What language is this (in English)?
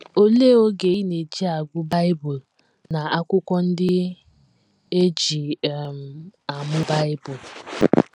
Igbo